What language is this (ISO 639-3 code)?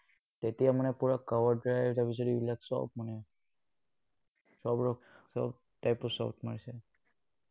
asm